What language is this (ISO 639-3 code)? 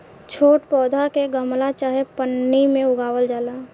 bho